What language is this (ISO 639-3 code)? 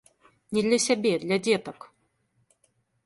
bel